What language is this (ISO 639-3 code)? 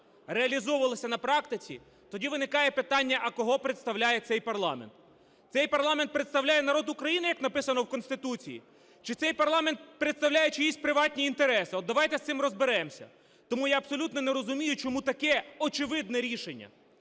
ukr